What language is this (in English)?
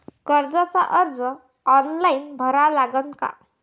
Marathi